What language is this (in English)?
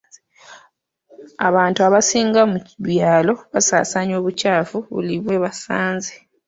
Ganda